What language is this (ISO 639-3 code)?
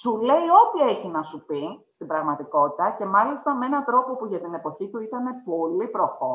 ell